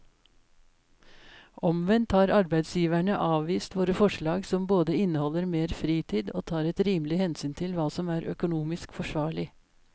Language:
Norwegian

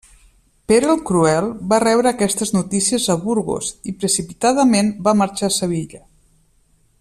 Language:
Catalan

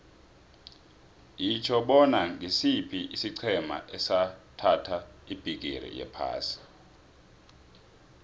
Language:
South Ndebele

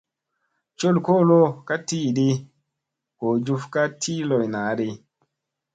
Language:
Musey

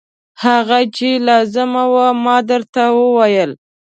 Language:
Pashto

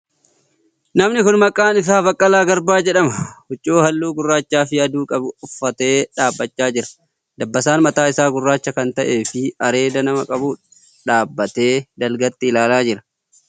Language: Oromo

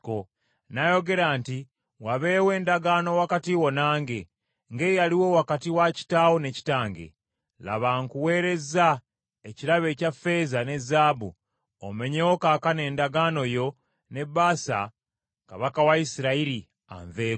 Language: Ganda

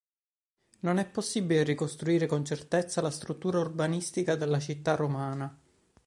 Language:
Italian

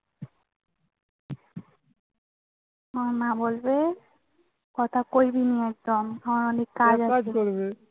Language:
Bangla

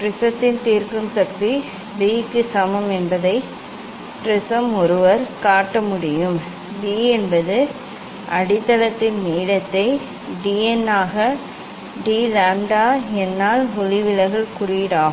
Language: Tamil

